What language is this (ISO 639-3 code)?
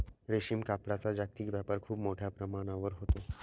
mar